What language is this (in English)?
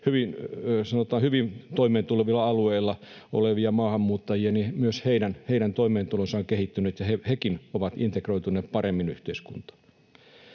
Finnish